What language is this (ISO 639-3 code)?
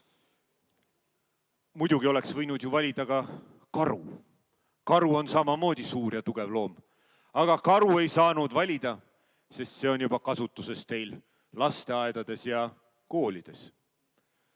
est